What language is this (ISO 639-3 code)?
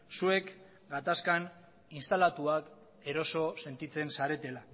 eus